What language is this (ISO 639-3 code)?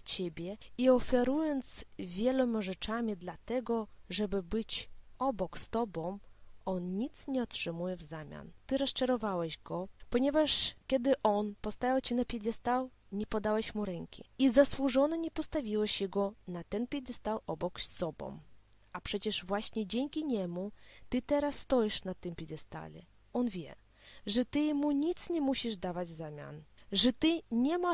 pol